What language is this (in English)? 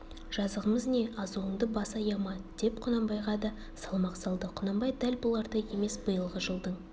Kazakh